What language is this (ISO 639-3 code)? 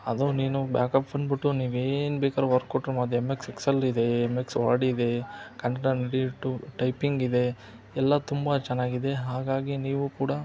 kan